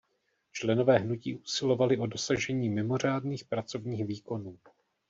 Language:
Czech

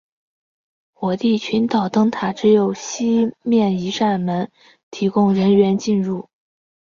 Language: Chinese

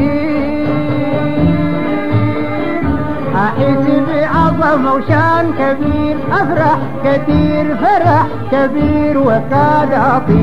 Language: Arabic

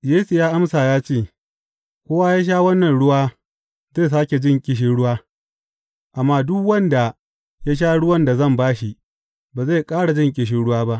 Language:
Hausa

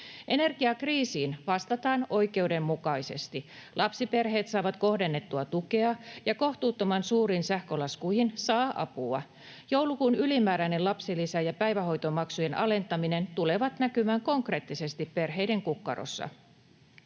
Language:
Finnish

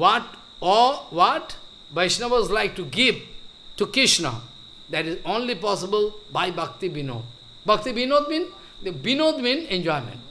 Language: English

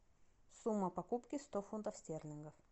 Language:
Russian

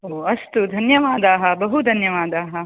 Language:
Sanskrit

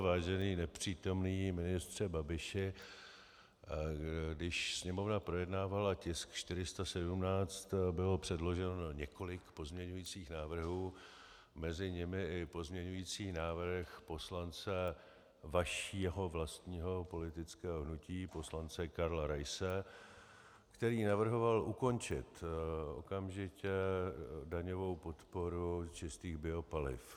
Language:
Czech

